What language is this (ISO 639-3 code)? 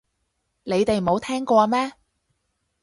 yue